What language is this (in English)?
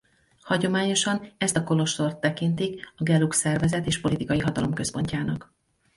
Hungarian